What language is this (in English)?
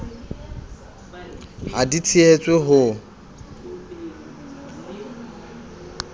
Southern Sotho